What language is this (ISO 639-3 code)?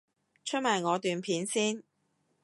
yue